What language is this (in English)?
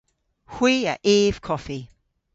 Cornish